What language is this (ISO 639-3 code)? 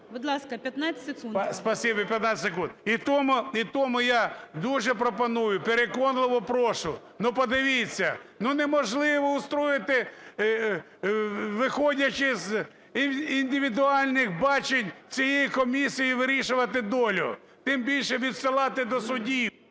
ukr